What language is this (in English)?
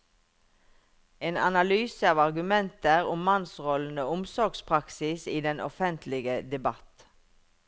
Norwegian